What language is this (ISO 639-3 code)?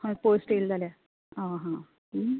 kok